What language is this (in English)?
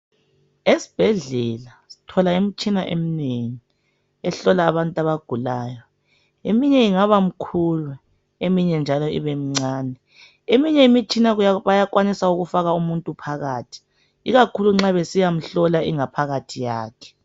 North Ndebele